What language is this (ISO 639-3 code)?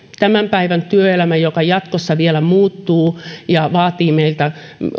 fin